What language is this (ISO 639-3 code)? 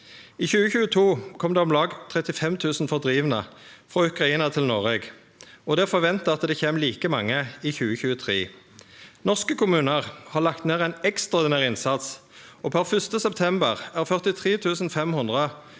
nor